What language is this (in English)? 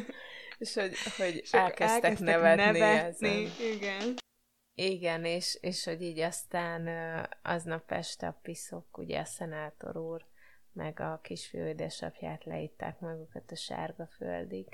Hungarian